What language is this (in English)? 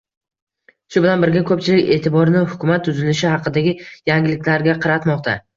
Uzbek